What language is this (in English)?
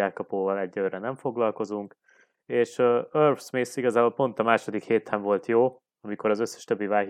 Hungarian